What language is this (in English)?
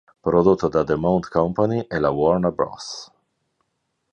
Italian